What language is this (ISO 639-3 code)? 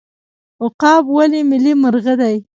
pus